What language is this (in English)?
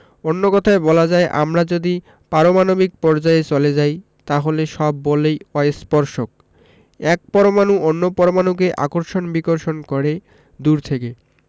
Bangla